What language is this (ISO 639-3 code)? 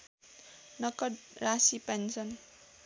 nep